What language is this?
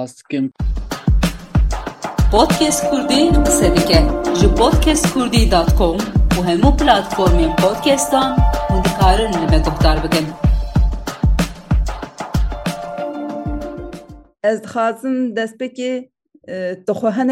Turkish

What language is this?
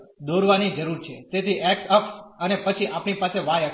Gujarati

